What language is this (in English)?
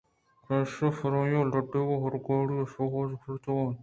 Eastern Balochi